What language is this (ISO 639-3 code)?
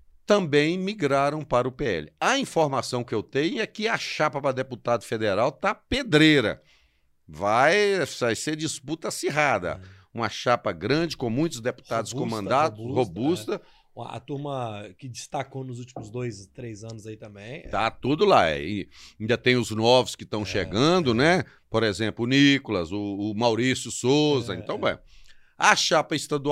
por